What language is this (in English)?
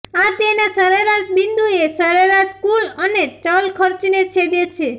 Gujarati